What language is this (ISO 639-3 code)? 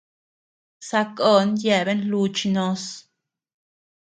cux